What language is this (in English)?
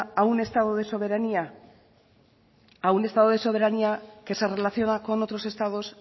Spanish